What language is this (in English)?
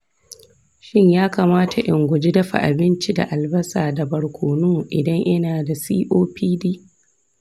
Hausa